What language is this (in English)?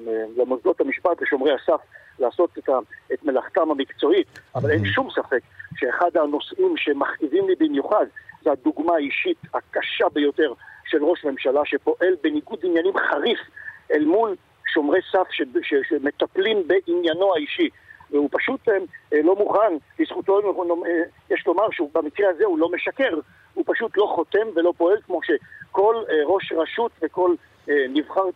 Hebrew